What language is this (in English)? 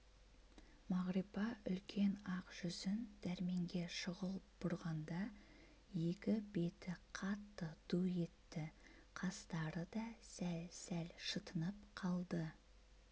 Kazakh